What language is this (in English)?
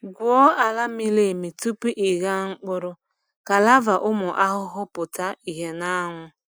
Igbo